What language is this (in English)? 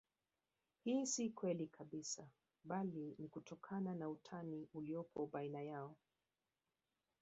Swahili